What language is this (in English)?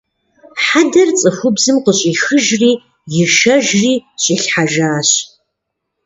Kabardian